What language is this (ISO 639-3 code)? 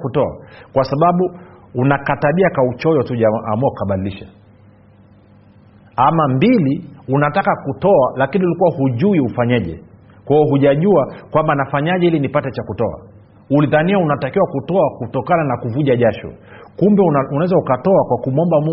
swa